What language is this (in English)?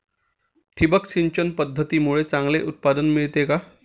Marathi